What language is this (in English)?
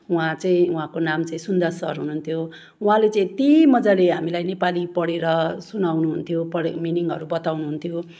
Nepali